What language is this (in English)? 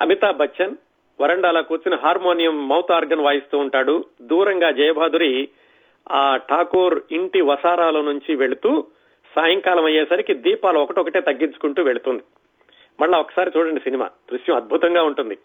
Telugu